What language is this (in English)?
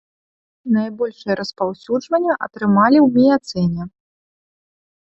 Belarusian